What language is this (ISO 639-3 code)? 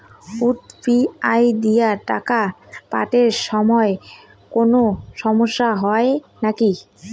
ben